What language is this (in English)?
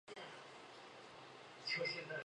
Chinese